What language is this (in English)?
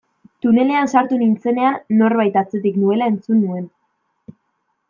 Basque